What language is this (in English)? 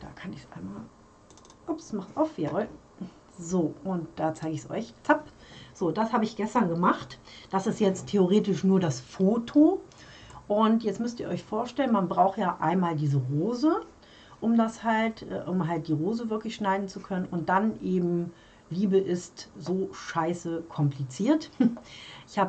German